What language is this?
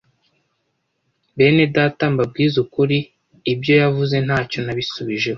Kinyarwanda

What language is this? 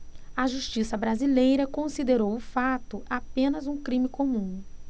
Portuguese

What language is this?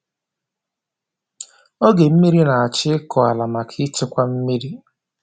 Igbo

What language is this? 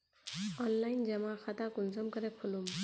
Magahi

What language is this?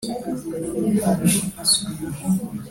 Kinyarwanda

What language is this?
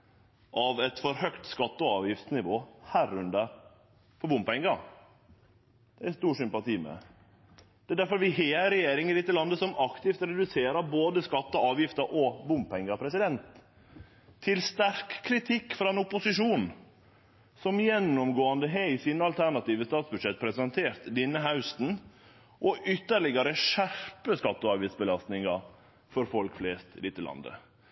Norwegian Nynorsk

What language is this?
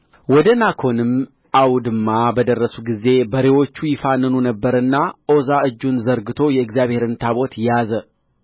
Amharic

